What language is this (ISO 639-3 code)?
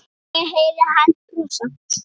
isl